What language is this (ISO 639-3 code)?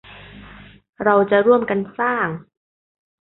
tha